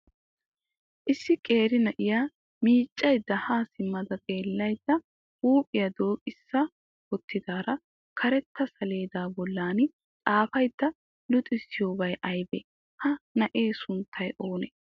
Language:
Wolaytta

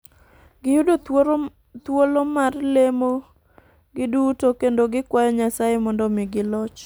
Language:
Luo (Kenya and Tanzania)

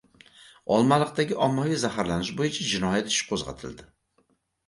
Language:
Uzbek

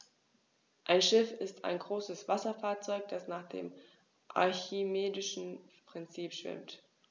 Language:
German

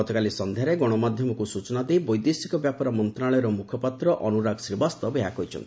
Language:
Odia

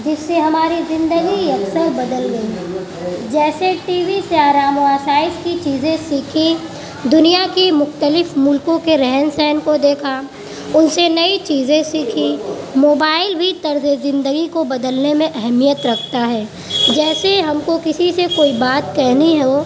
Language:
Urdu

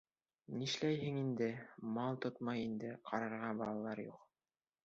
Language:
Bashkir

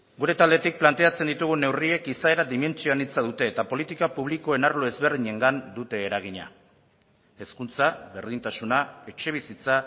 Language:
Basque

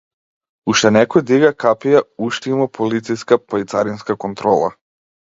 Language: Macedonian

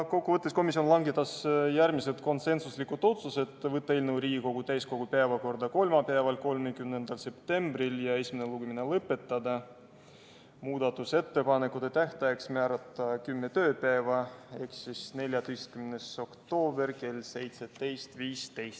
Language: Estonian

